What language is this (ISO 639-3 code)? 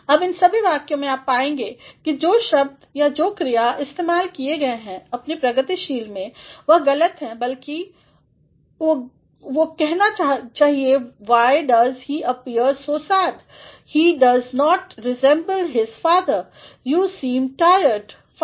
hin